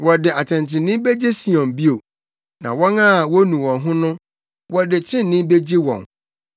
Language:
Akan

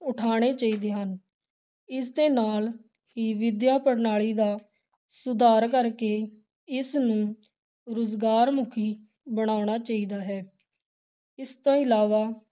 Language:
Punjabi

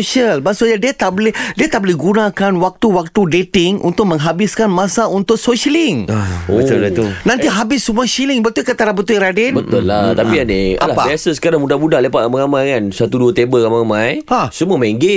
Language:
Malay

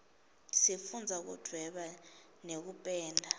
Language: Swati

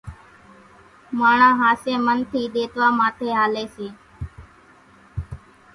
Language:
Kachi Koli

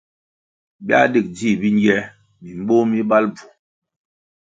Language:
Kwasio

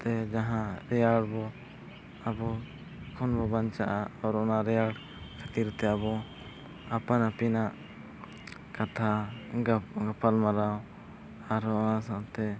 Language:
Santali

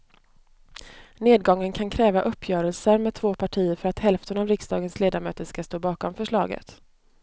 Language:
Swedish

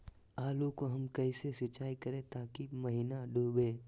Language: Magahi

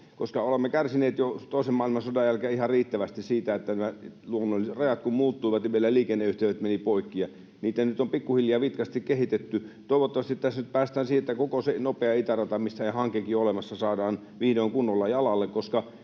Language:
Finnish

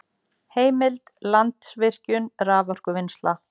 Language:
Icelandic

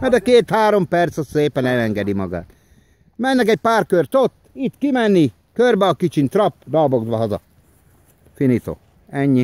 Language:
Hungarian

